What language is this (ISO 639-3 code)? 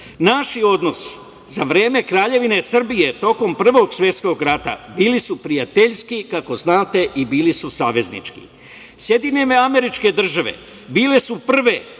srp